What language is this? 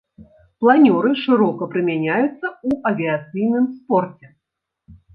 Belarusian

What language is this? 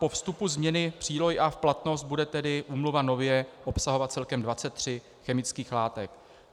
Czech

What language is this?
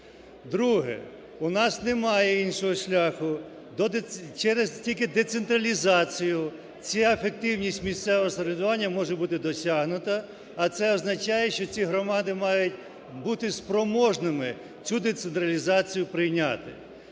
Ukrainian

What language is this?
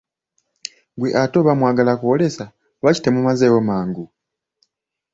Ganda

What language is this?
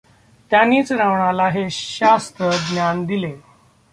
Marathi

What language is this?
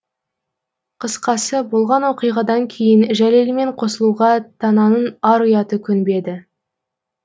Kazakh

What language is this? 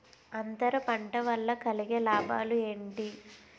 Telugu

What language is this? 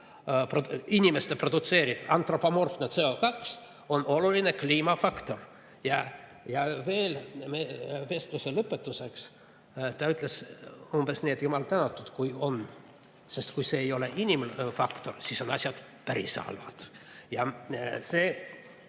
Estonian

